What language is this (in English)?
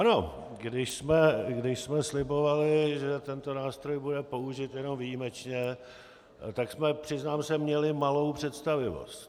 Czech